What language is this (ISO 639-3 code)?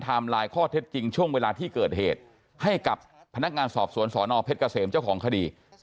tha